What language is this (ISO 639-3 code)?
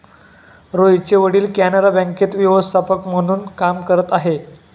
mar